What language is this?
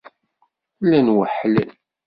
Kabyle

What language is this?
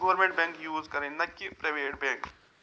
Kashmiri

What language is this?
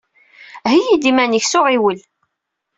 Kabyle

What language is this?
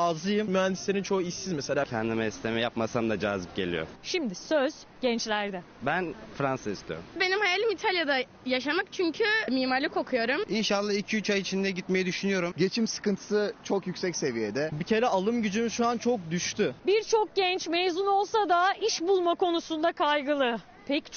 Turkish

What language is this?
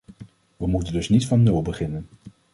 Dutch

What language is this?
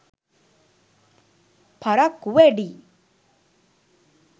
Sinhala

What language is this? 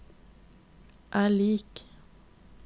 Norwegian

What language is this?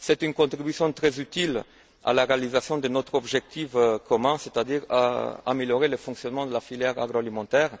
French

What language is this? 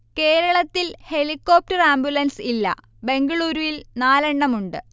Malayalam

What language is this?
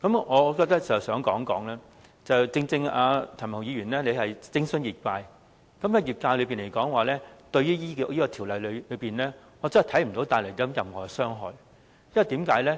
Cantonese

